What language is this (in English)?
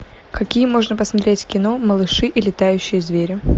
Russian